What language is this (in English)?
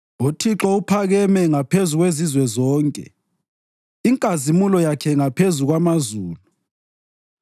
North Ndebele